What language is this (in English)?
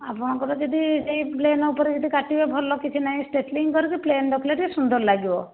Odia